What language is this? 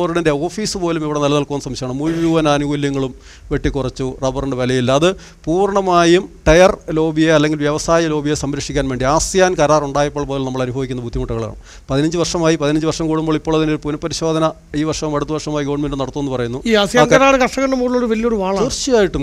Malayalam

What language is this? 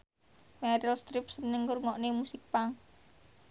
Javanese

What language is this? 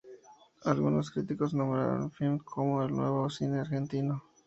Spanish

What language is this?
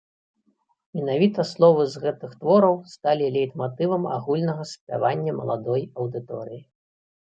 Belarusian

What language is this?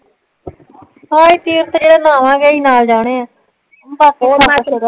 Punjabi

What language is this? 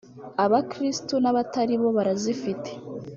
Kinyarwanda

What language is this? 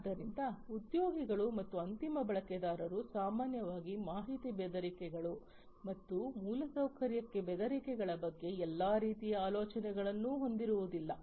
Kannada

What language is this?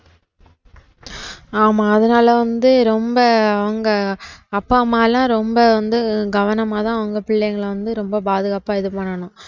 Tamil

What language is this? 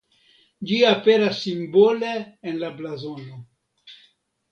Esperanto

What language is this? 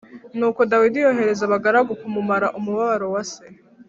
Kinyarwanda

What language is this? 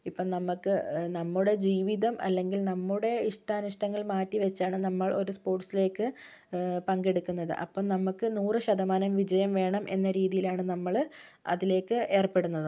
Malayalam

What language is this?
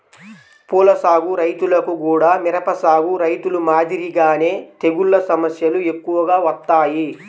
Telugu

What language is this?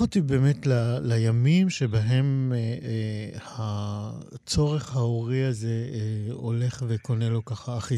Hebrew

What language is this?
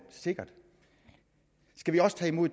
Danish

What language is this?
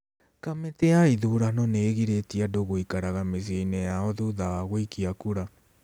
Kikuyu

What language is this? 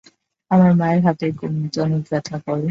Bangla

